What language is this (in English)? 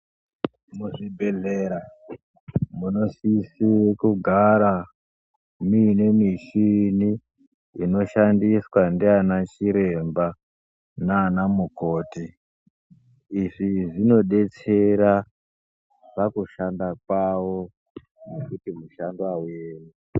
Ndau